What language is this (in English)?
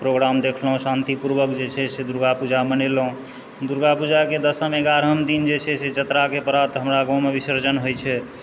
Maithili